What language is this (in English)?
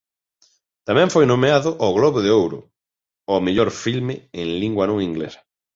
Galician